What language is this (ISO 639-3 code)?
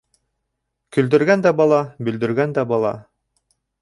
bak